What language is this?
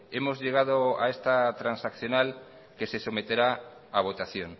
Spanish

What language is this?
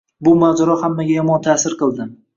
Uzbek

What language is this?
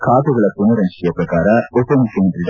Kannada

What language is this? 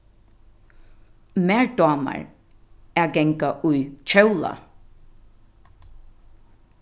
Faroese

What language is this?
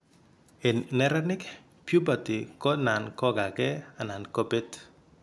Kalenjin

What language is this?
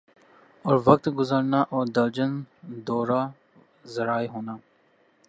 Urdu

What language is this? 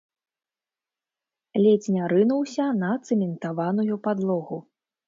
Belarusian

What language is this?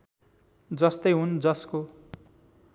Nepali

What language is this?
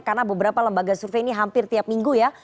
Indonesian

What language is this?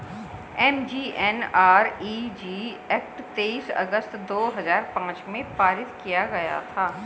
Hindi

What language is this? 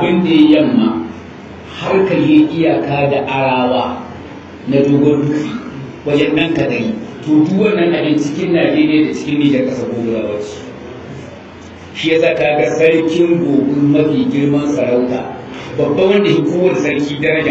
Arabic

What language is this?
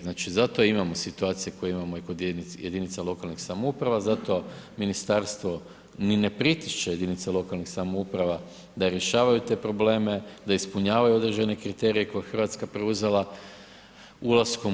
Croatian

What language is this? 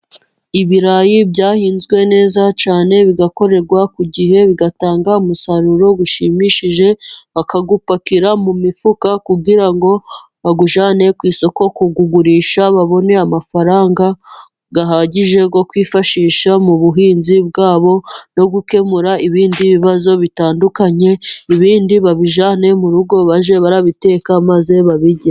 Kinyarwanda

